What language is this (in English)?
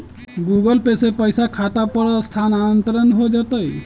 Magahi